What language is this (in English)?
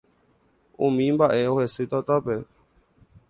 Guarani